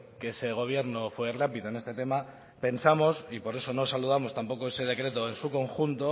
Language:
Spanish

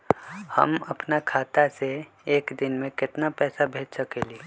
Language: Magahi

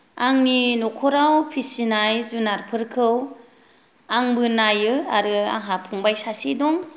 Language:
Bodo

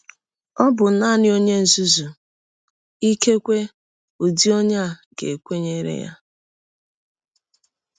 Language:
Igbo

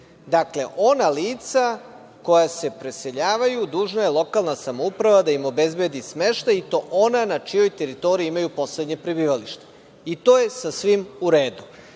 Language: Serbian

